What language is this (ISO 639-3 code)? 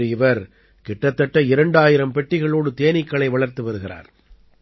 tam